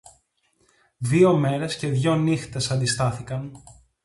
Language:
Greek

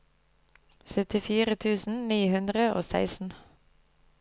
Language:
Norwegian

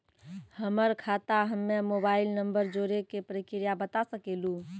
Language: Maithili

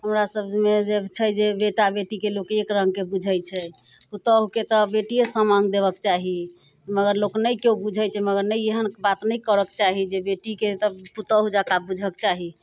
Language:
Maithili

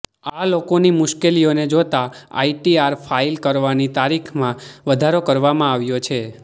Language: Gujarati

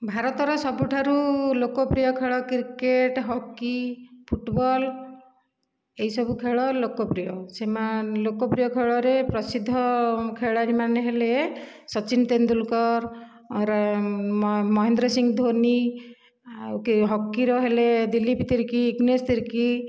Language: Odia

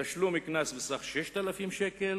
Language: Hebrew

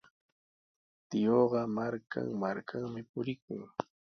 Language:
Sihuas Ancash Quechua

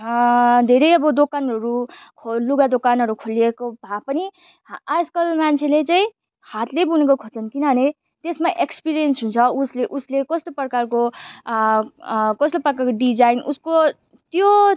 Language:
Nepali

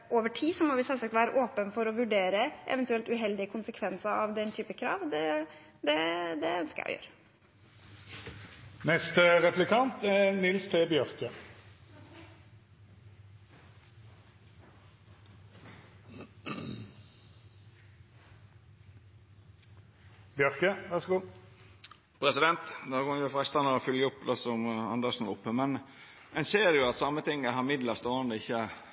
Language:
Norwegian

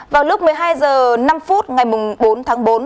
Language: Vietnamese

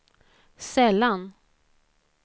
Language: Swedish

